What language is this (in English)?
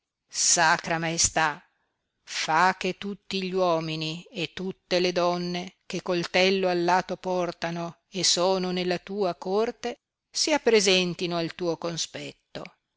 Italian